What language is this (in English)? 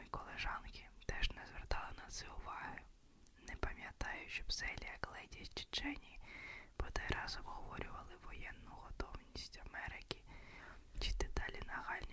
Ukrainian